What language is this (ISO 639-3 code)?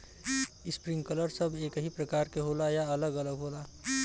bho